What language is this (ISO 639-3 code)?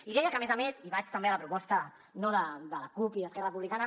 cat